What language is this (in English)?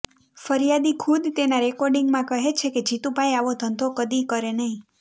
Gujarati